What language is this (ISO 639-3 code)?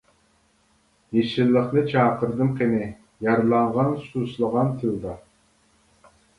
uig